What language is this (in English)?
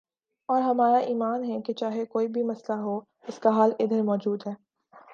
Urdu